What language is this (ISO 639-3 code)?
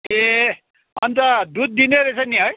nep